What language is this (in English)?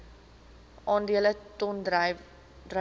Afrikaans